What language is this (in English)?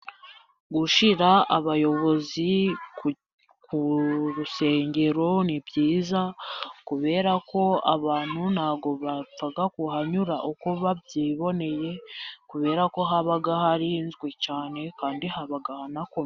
Kinyarwanda